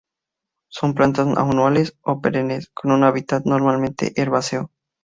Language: Spanish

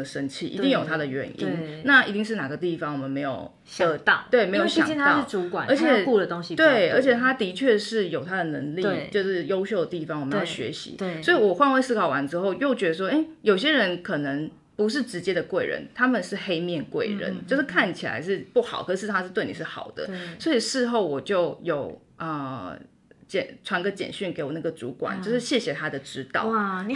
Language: Chinese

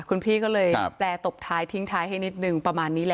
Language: Thai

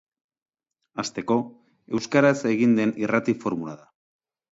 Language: Basque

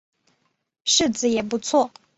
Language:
Chinese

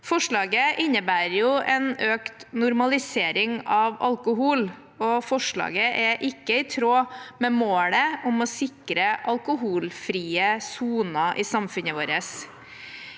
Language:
Norwegian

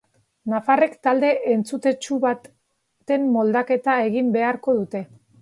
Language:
Basque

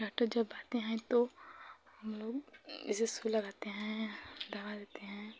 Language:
Hindi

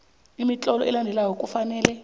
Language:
South Ndebele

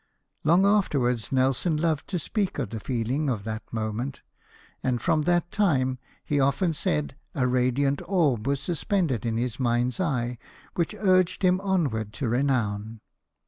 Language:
English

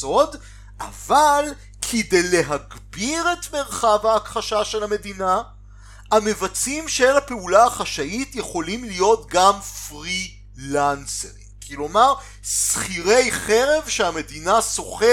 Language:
Hebrew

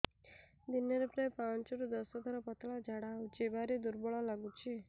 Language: Odia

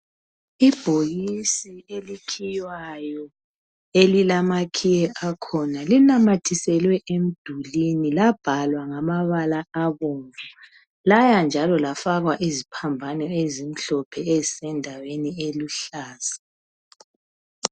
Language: North Ndebele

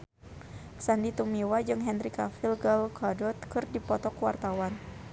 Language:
Sundanese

